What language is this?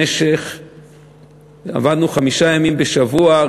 Hebrew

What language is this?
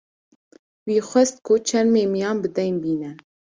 Kurdish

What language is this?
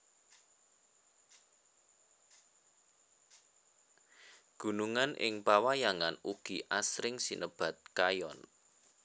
Javanese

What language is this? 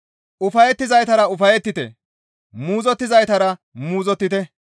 Gamo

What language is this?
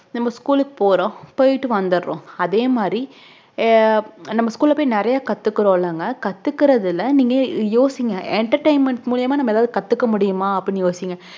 Tamil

